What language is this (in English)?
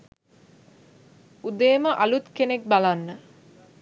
Sinhala